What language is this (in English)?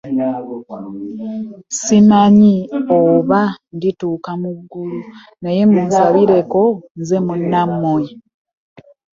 Ganda